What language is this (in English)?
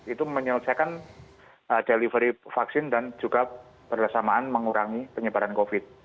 Indonesian